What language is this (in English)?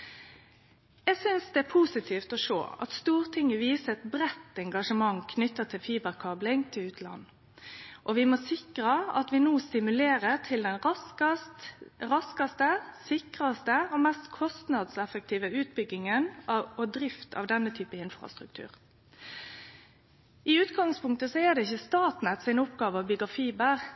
Norwegian Nynorsk